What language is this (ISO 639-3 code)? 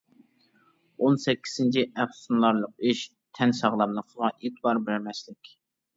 uig